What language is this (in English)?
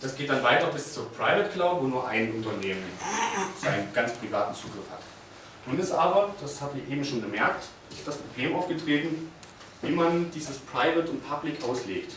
German